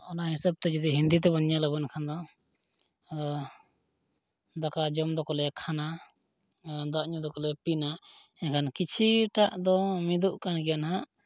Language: Santali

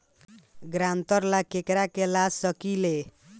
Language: Bhojpuri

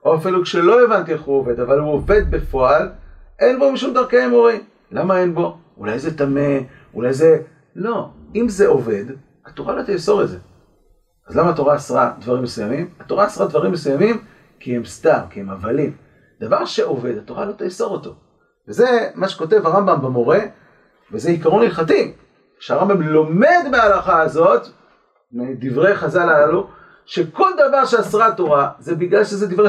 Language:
Hebrew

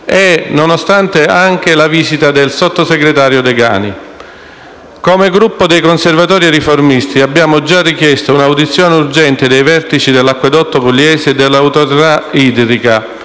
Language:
Italian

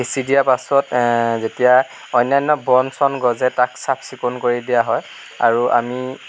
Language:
Assamese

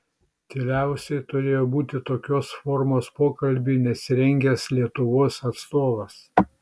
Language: Lithuanian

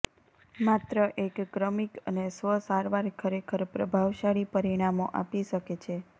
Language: Gujarati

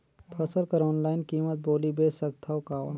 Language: Chhattisgarhi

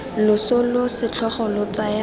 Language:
Tswana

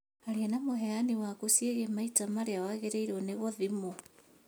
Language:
Kikuyu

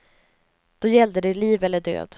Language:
Swedish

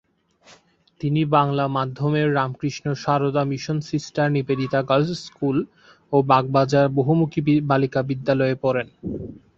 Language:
Bangla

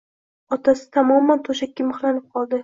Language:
Uzbek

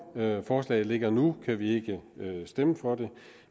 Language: Danish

